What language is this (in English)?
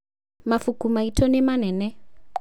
Kikuyu